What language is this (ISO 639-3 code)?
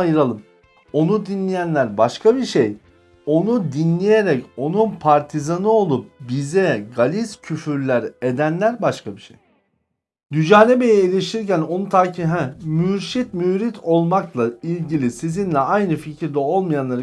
tur